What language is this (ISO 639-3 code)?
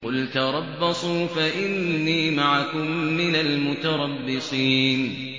ara